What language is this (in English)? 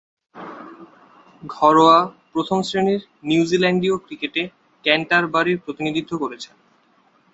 Bangla